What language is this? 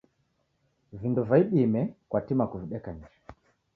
Taita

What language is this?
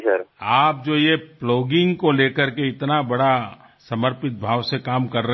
Gujarati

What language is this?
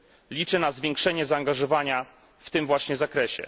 Polish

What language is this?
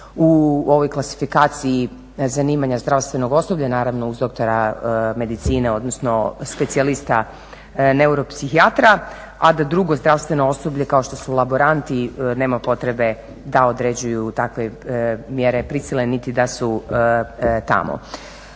Croatian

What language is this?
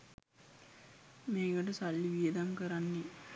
Sinhala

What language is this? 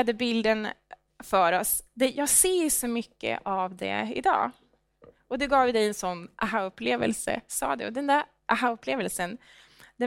Swedish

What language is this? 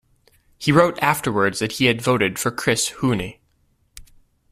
English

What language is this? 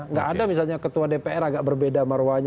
Indonesian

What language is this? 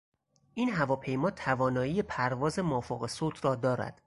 Persian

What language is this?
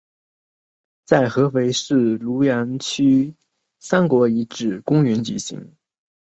Chinese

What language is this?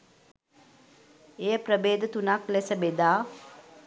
Sinhala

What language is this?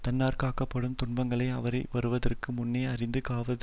Tamil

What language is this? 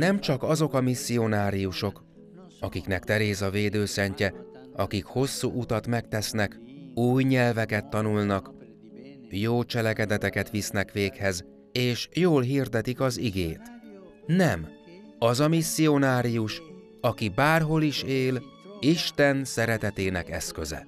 Hungarian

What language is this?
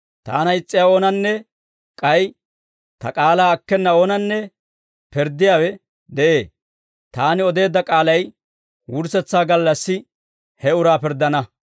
Dawro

